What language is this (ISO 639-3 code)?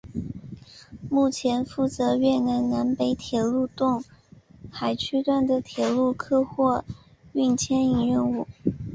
zho